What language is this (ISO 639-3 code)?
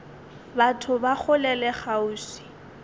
nso